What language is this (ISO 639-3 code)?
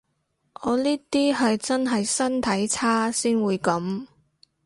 yue